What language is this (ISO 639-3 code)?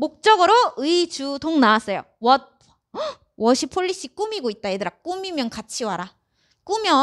kor